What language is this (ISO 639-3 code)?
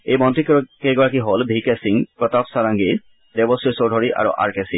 asm